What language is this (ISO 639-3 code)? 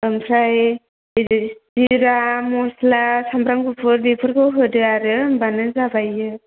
brx